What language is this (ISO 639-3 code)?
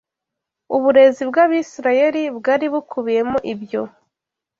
kin